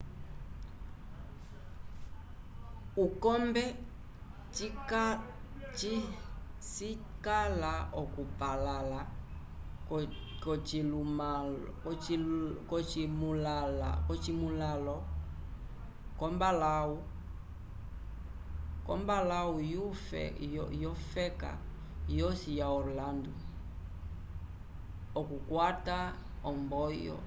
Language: Umbundu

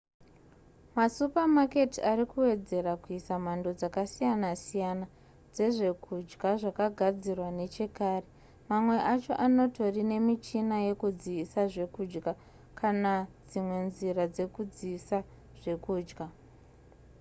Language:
Shona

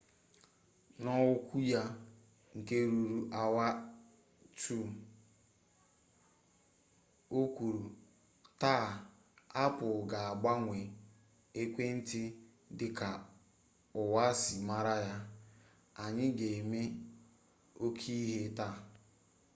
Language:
Igbo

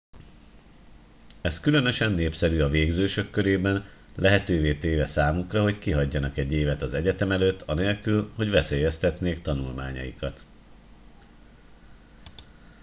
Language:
Hungarian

